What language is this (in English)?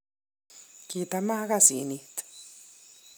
Kalenjin